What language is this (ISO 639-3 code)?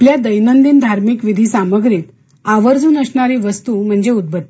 mar